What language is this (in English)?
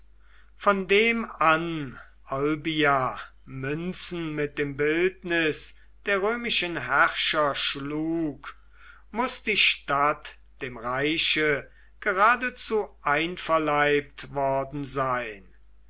German